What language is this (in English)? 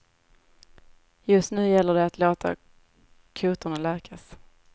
Swedish